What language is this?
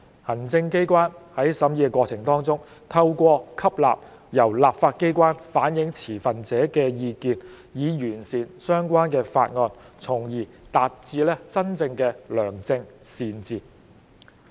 Cantonese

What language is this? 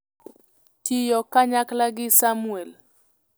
Luo (Kenya and Tanzania)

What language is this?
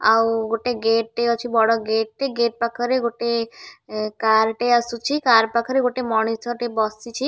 Odia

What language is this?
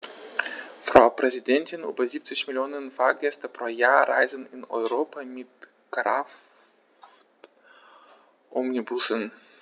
German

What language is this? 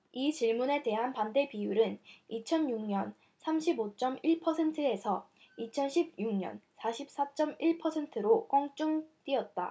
Korean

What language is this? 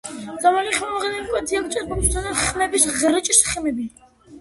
Georgian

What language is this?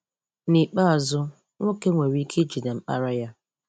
Igbo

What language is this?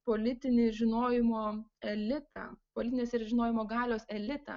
Lithuanian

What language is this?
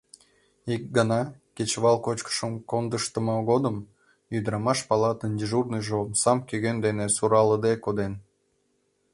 Mari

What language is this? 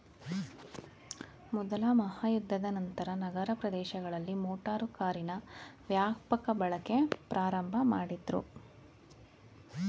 Kannada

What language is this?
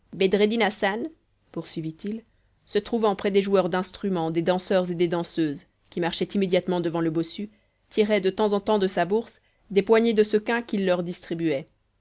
French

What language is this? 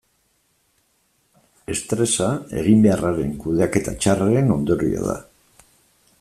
Basque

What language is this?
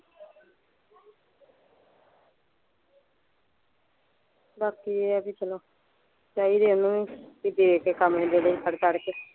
Punjabi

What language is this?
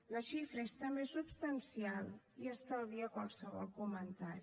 Catalan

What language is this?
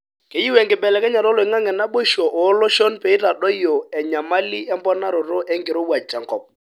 Masai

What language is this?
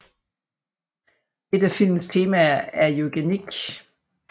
Danish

